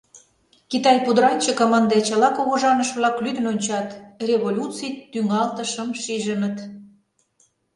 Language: Mari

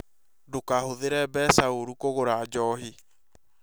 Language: Kikuyu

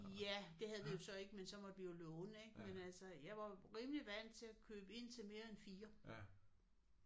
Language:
Danish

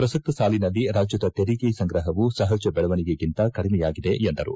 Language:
Kannada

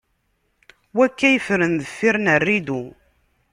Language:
Kabyle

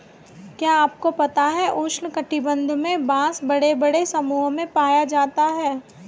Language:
Hindi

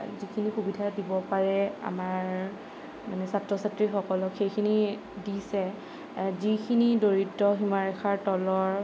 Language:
Assamese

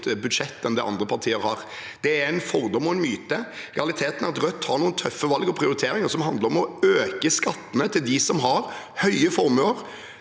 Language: Norwegian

